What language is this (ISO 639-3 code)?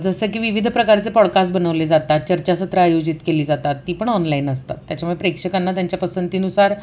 mar